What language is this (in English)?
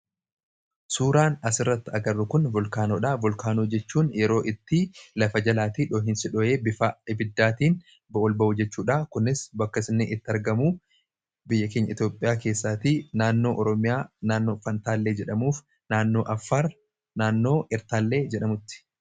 Oromo